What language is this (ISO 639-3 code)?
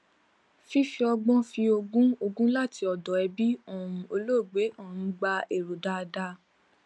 yor